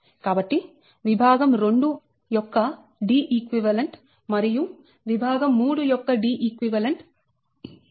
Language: Telugu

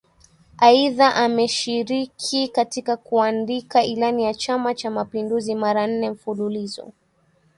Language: Swahili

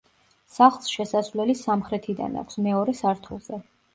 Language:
Georgian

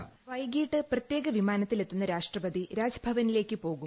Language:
Malayalam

